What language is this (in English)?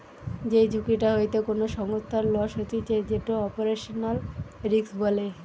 Bangla